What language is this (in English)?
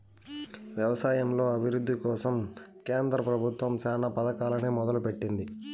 Telugu